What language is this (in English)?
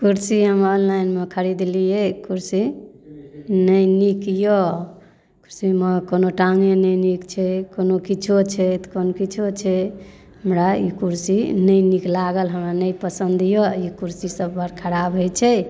Maithili